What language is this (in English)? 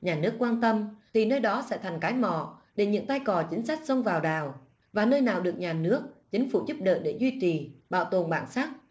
Vietnamese